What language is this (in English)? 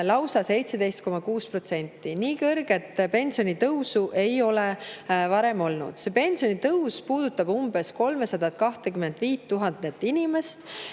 Estonian